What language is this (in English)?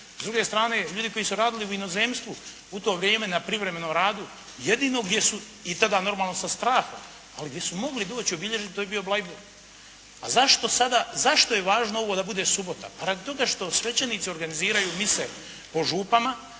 Croatian